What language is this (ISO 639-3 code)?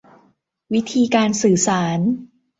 tha